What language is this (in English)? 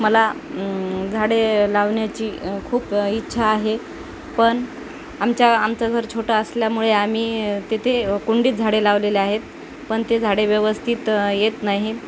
Marathi